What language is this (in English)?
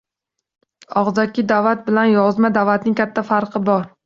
Uzbek